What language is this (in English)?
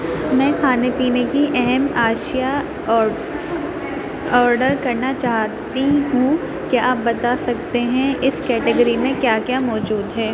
Urdu